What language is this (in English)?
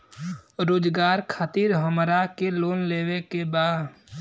Bhojpuri